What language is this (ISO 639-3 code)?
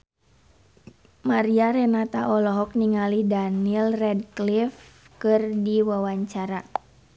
sun